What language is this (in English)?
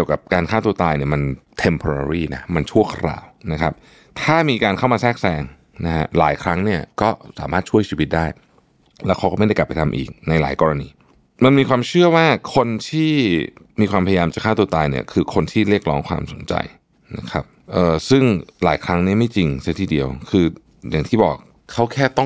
Thai